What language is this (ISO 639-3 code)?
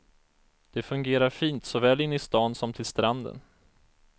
swe